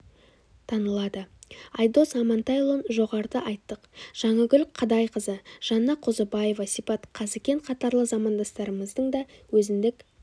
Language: Kazakh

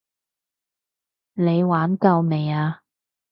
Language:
Cantonese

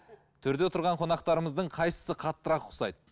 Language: Kazakh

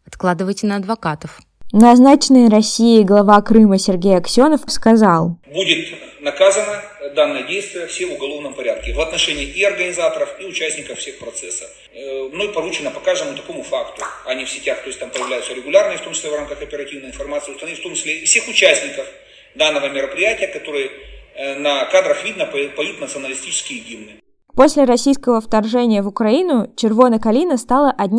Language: Russian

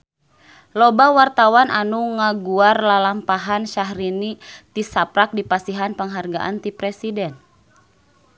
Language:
Sundanese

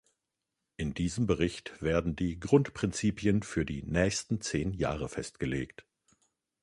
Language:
German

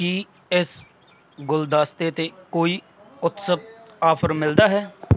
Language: Punjabi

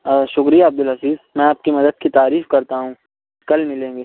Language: Urdu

